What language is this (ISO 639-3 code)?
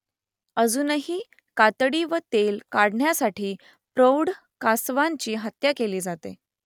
mar